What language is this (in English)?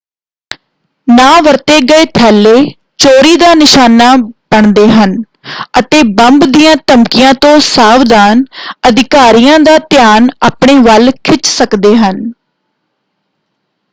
Punjabi